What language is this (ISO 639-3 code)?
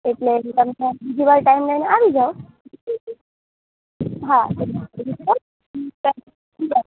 guj